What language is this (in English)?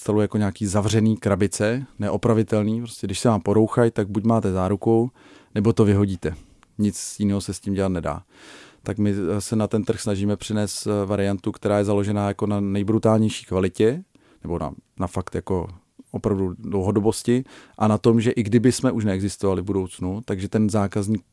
Czech